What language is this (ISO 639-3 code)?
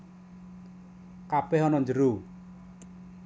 jav